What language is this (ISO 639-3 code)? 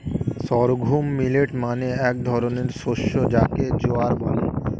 ben